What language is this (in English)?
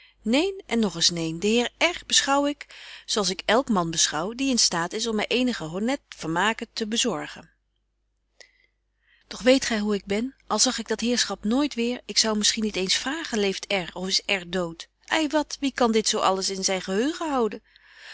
Dutch